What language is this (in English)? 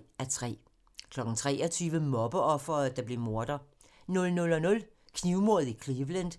Danish